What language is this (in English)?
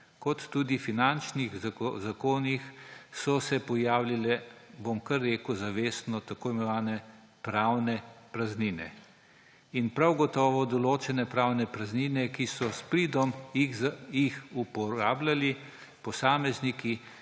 Slovenian